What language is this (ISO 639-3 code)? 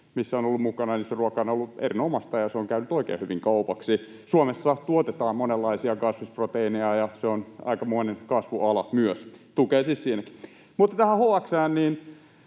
fin